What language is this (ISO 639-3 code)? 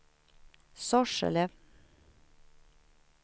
swe